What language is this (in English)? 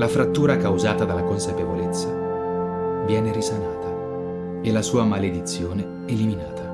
Italian